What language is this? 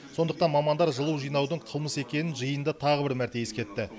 Kazakh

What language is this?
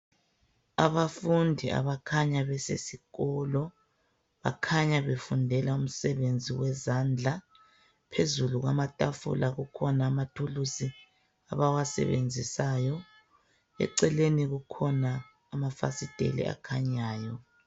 North Ndebele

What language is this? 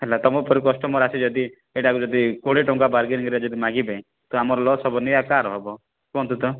Odia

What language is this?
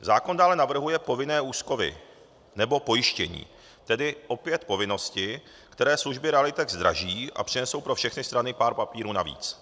Czech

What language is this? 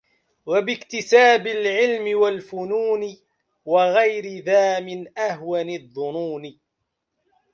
Arabic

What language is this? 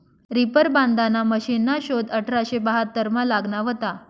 Marathi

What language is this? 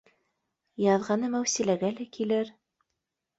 Bashkir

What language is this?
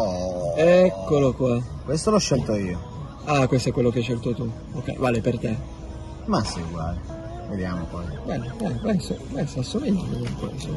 Italian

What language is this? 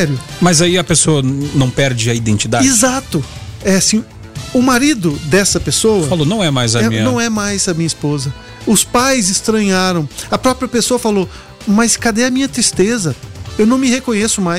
Portuguese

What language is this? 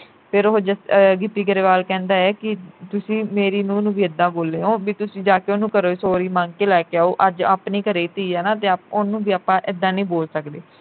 Punjabi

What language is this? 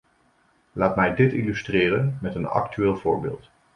Dutch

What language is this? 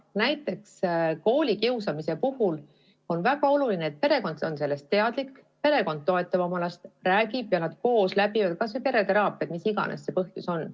Estonian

